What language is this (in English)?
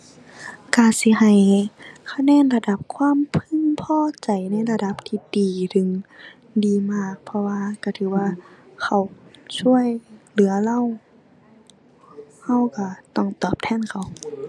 Thai